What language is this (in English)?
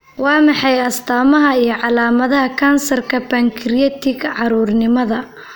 Somali